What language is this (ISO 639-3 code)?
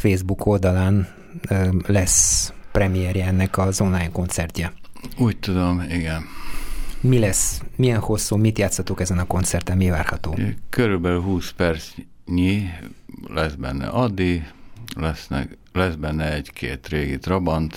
hun